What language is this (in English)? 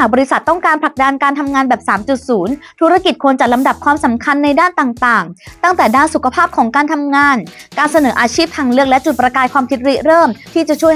Thai